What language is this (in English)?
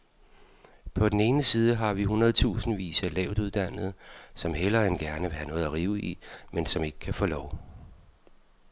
Danish